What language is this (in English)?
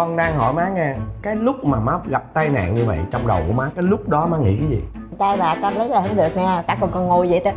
Vietnamese